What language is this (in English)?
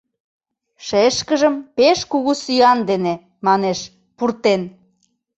Mari